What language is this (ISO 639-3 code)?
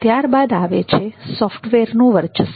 guj